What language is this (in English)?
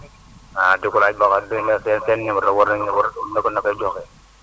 Wolof